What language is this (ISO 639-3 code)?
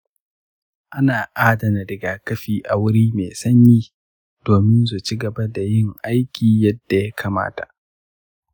hau